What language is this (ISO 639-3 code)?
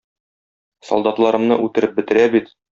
tat